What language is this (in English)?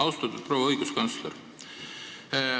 Estonian